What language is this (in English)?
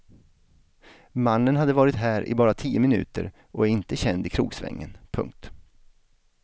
Swedish